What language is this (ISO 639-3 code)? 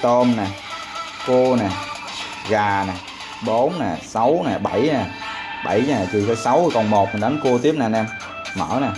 vie